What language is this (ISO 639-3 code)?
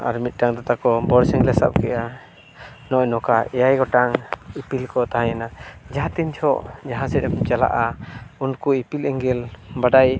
sat